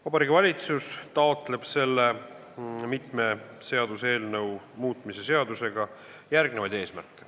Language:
Estonian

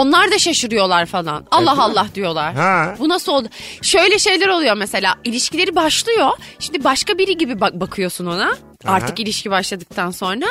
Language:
Turkish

